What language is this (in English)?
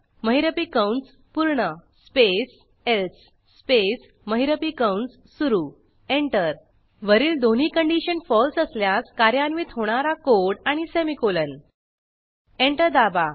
Marathi